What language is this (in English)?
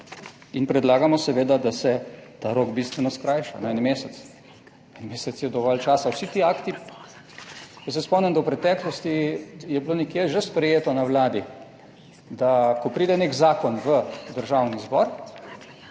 Slovenian